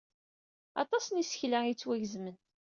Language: Kabyle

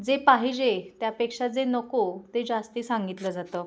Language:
Marathi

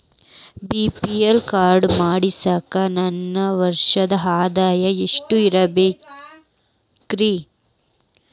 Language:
Kannada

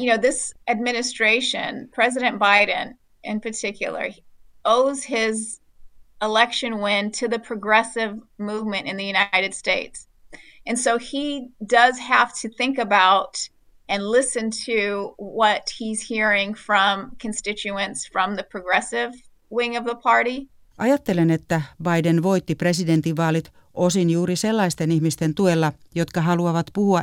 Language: Finnish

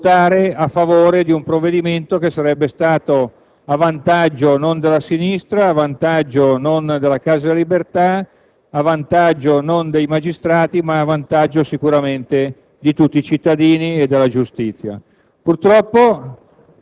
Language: Italian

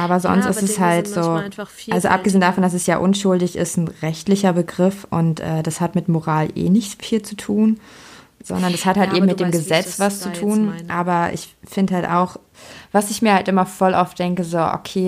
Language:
German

